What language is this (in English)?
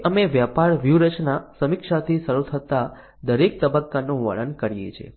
Gujarati